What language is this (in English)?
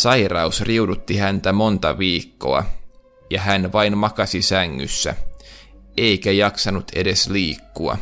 Finnish